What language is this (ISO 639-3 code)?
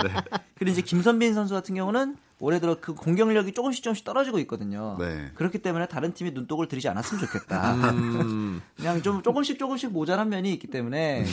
kor